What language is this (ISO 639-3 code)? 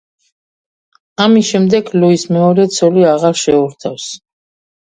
kat